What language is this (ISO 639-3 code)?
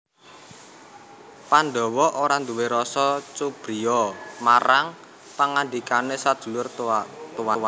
jav